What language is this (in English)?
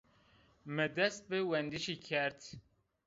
Zaza